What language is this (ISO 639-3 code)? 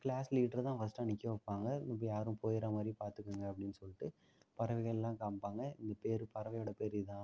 tam